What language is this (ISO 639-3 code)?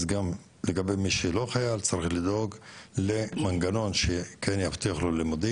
heb